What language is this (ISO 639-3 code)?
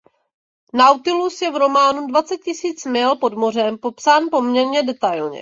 ces